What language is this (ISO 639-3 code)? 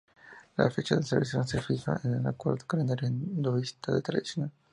spa